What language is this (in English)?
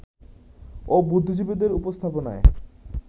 Bangla